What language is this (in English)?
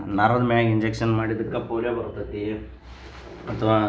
Kannada